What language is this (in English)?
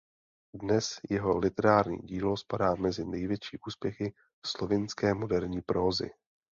Czech